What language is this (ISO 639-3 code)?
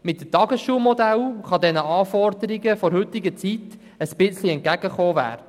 gsw